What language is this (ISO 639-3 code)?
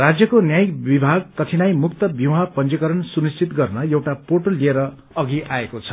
nep